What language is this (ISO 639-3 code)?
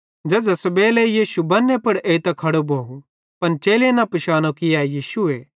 bhd